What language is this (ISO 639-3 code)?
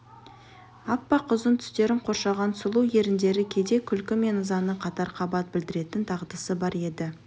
kaz